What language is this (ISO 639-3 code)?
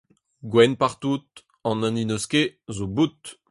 bre